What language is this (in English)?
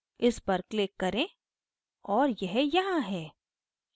Hindi